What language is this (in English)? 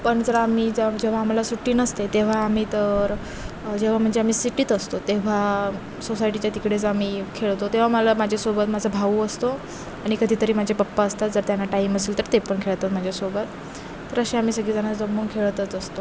Marathi